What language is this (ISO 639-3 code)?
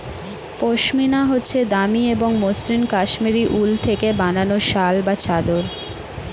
ben